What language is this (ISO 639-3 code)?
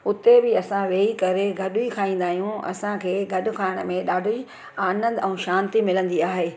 snd